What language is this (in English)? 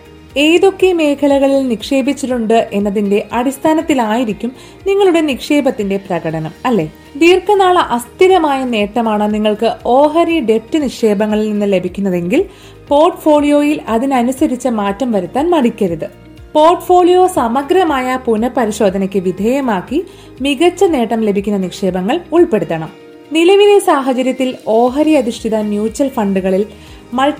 Malayalam